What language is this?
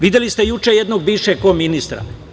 Serbian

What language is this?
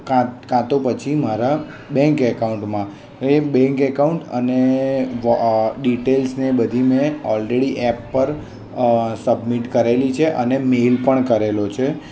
Gujarati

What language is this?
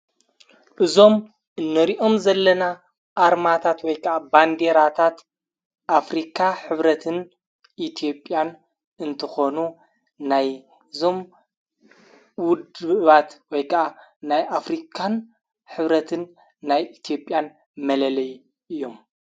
Tigrinya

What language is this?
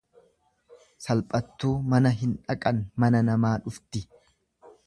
Oromo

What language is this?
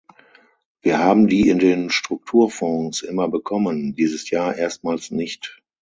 German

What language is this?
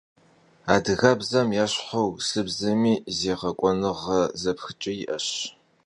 Kabardian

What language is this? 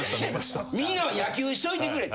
Japanese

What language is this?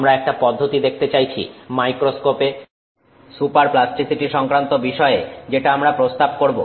Bangla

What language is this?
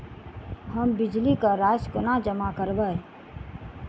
Maithili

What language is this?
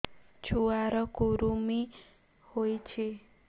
Odia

